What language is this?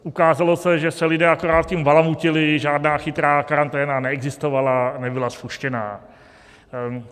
Czech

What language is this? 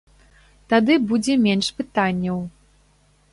Belarusian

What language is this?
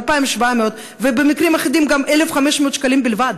Hebrew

